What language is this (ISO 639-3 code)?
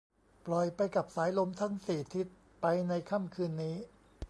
tha